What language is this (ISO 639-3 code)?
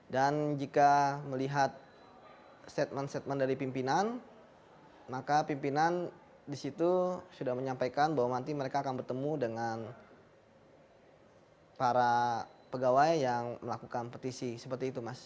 ind